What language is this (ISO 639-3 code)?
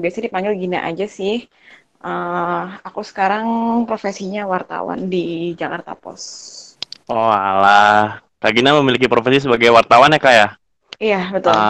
ind